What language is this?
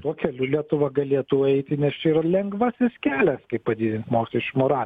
Lithuanian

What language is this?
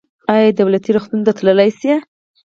Pashto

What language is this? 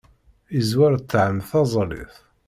Kabyle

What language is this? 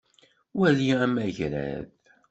Kabyle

